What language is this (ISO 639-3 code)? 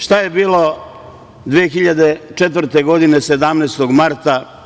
srp